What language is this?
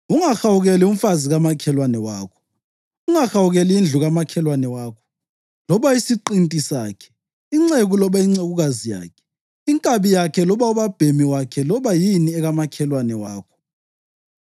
North Ndebele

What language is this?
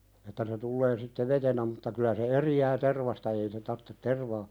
Finnish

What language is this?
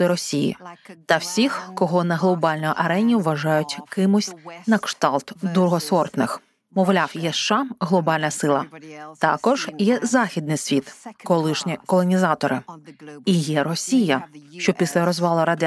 Ukrainian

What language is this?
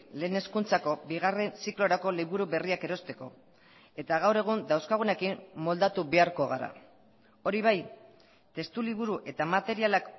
Basque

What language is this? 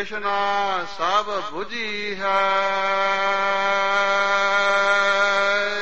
Hindi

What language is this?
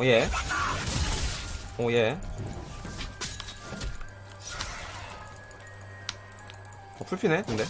Korean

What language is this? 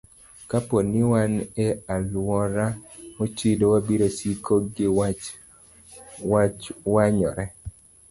Luo (Kenya and Tanzania)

